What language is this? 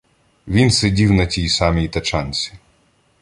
Ukrainian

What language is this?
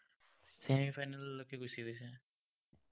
Assamese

